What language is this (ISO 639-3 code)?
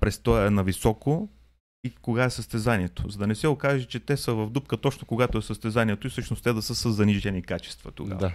bul